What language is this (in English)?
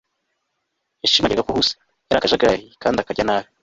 Kinyarwanda